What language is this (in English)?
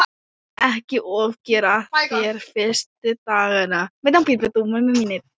Icelandic